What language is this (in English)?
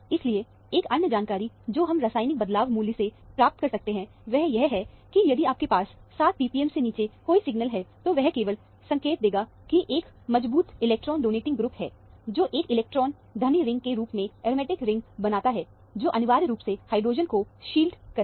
Hindi